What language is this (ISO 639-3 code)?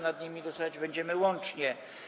pol